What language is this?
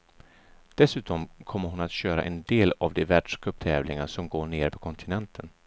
Swedish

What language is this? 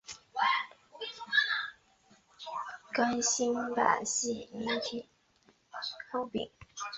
Chinese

